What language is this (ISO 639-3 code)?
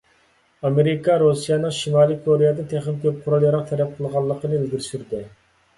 uig